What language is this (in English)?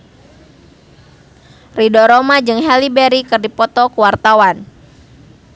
Sundanese